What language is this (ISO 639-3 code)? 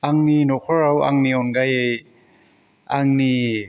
brx